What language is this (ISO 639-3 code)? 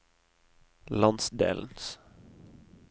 nor